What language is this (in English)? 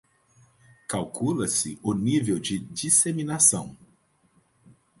Portuguese